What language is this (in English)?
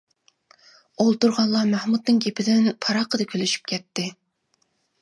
Uyghur